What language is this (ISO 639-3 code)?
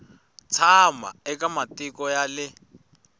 tso